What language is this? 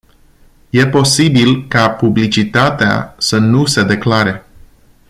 Romanian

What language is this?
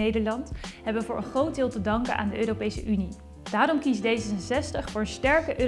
Dutch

